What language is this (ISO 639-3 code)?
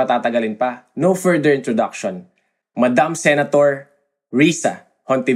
fil